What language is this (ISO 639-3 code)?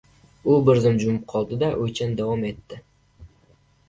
uzb